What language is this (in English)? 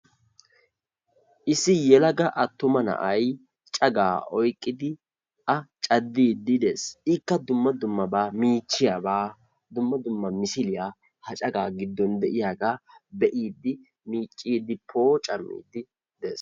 Wolaytta